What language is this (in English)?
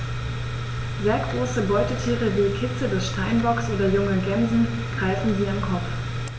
German